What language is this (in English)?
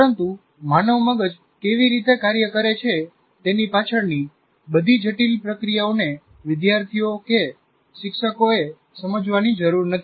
Gujarati